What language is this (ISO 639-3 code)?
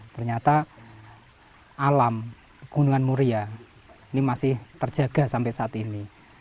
ind